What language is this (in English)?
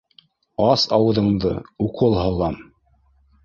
Bashkir